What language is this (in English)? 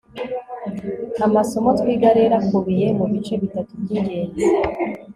Kinyarwanda